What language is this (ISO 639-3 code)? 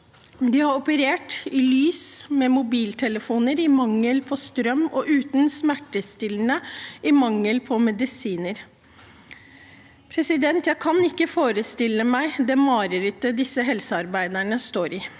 nor